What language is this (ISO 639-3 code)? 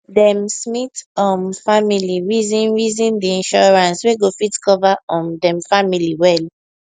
pcm